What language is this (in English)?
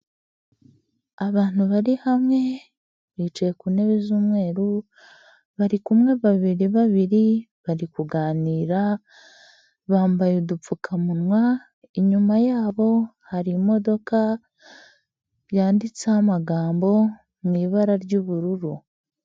Kinyarwanda